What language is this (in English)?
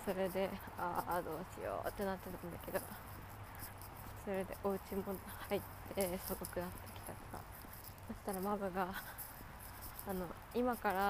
Japanese